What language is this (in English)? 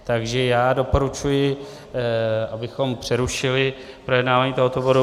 Czech